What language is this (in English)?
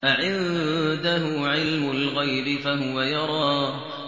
Arabic